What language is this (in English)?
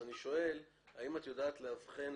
Hebrew